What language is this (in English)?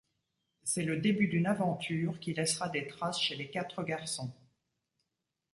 French